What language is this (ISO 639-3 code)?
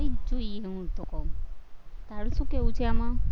guj